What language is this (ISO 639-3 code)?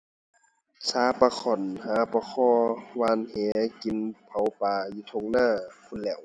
tha